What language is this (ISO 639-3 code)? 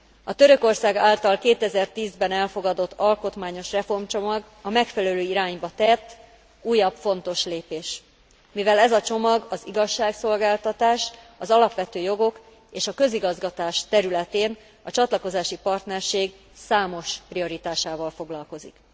hun